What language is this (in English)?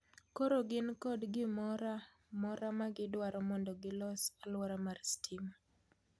Luo (Kenya and Tanzania)